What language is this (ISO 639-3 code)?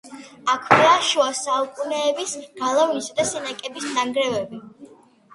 kat